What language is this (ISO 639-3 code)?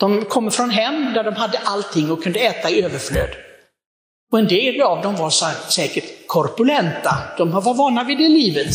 swe